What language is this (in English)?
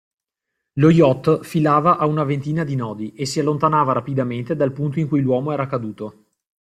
Italian